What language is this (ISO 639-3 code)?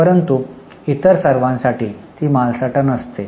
mar